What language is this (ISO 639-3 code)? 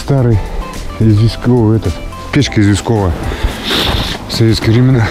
rus